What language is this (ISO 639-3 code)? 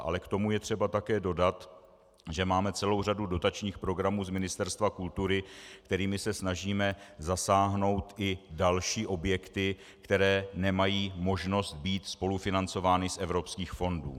ces